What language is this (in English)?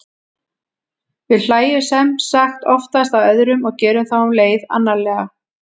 Icelandic